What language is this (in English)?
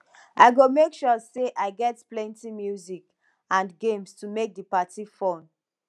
Nigerian Pidgin